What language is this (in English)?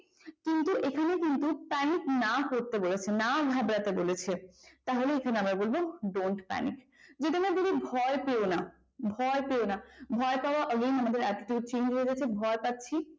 Bangla